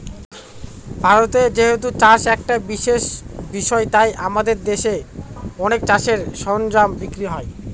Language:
Bangla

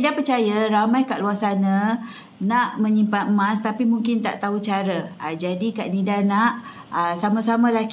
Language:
Malay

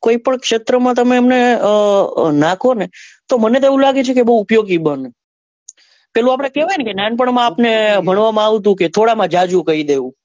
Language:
Gujarati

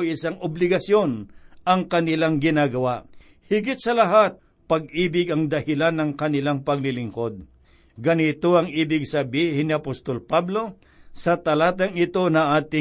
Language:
Filipino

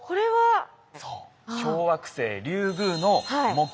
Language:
Japanese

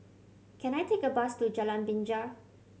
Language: English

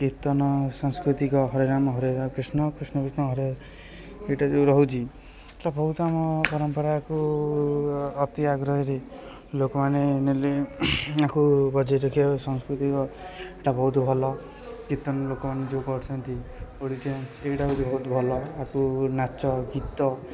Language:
Odia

